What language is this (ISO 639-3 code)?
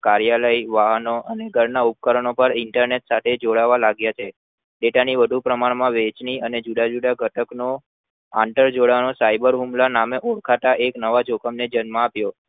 guj